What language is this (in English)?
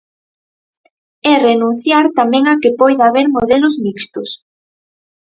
Galician